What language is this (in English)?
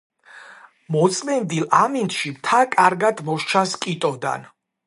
Georgian